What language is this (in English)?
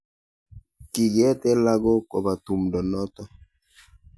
Kalenjin